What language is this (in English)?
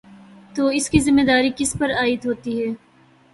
Urdu